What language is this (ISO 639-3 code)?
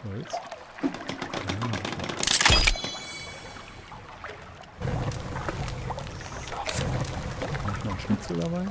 deu